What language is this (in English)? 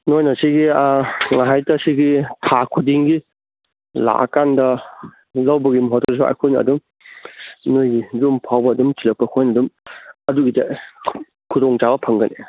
Manipuri